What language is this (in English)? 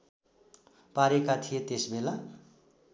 Nepali